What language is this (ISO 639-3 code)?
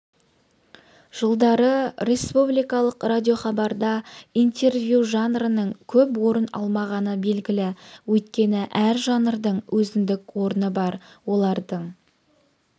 kaz